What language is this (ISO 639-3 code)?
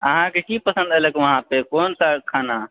mai